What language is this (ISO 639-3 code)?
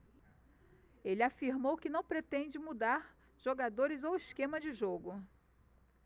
por